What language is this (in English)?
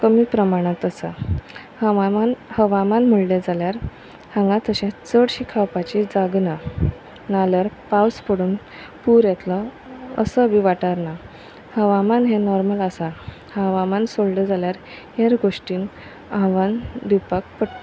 Konkani